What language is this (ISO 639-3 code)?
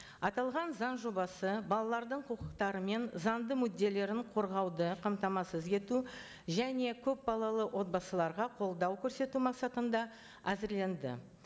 kaz